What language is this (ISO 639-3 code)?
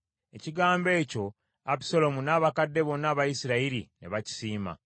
lug